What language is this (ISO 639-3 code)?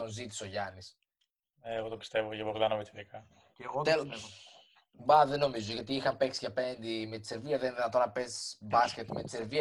ell